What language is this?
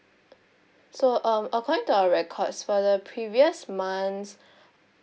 English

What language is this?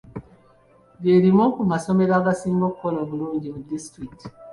Ganda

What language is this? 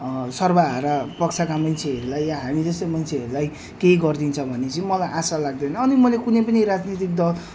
Nepali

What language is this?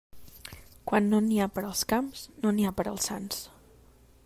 Catalan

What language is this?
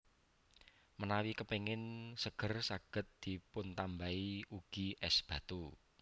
Javanese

